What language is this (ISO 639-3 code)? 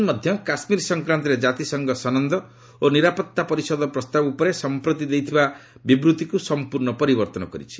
ori